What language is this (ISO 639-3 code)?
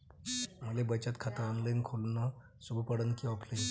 mar